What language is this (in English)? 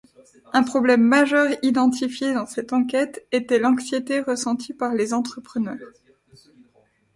French